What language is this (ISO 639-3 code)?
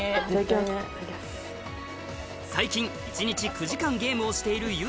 jpn